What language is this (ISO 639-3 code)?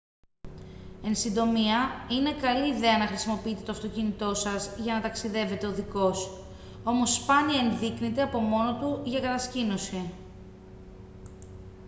ell